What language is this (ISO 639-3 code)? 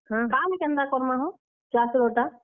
ori